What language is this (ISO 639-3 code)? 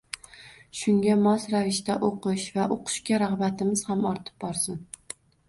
uzb